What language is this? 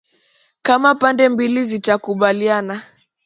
Swahili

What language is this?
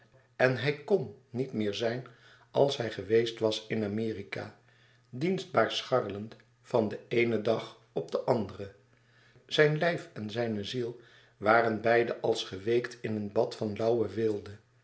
Dutch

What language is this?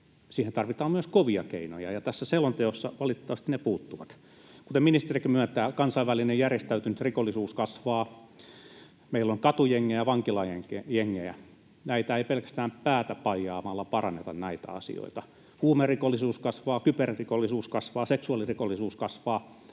Finnish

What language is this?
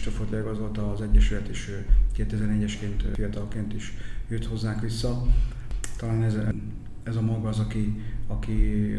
Hungarian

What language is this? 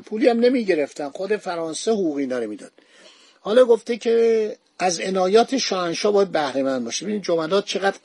Persian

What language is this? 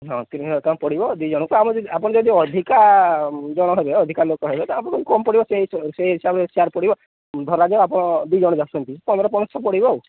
Odia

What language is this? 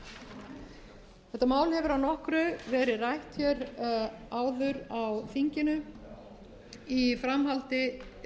Icelandic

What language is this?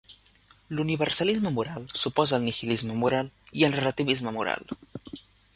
Catalan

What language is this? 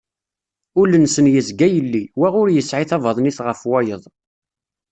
Kabyle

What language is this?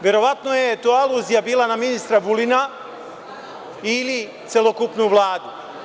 Serbian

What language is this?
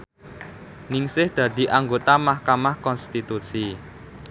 Javanese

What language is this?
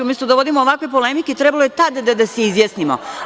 Serbian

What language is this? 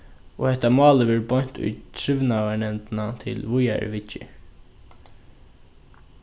Faroese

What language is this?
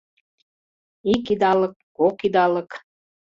Mari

